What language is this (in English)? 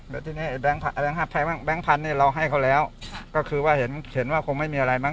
Thai